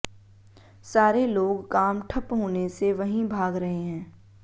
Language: Hindi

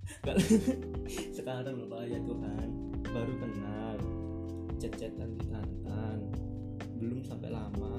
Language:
Indonesian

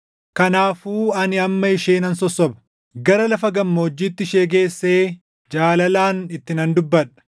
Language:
Oromo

